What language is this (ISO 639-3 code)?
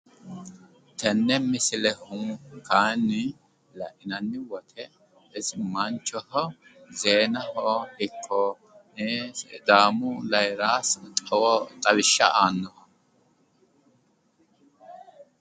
sid